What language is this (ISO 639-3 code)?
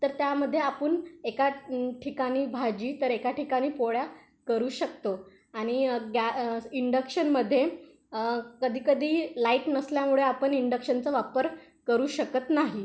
mar